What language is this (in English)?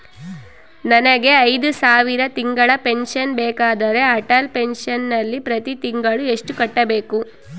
Kannada